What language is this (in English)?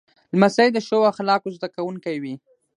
Pashto